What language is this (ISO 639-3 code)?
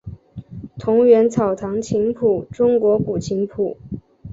zho